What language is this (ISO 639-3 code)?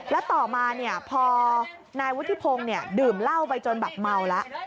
tha